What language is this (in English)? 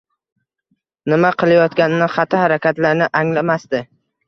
Uzbek